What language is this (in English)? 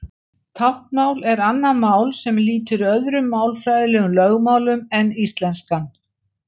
Icelandic